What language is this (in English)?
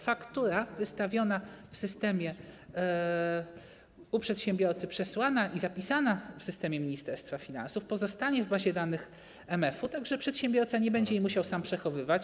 Polish